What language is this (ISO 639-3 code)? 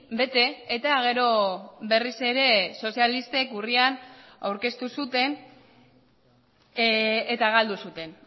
eus